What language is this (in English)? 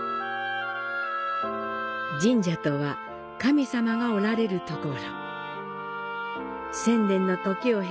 Japanese